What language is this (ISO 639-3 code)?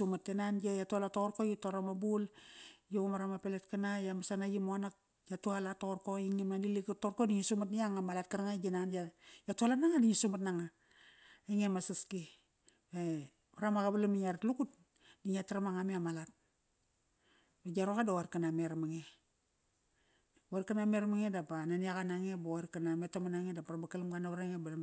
ckr